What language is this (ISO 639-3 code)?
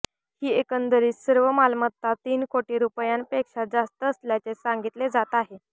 mar